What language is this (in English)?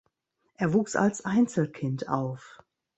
German